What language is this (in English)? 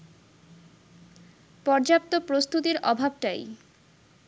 Bangla